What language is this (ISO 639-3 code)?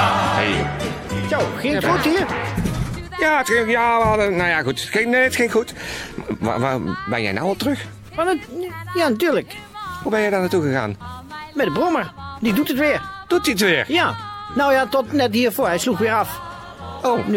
nld